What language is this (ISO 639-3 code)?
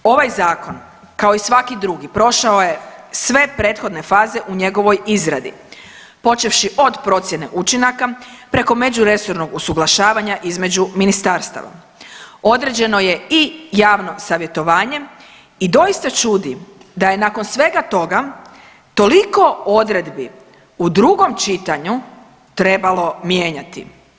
hrv